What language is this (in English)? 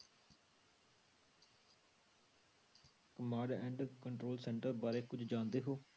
Punjabi